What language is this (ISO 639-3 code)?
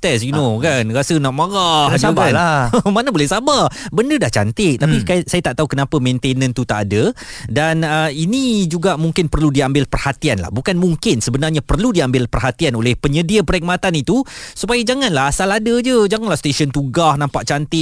msa